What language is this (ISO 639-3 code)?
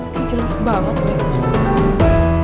ind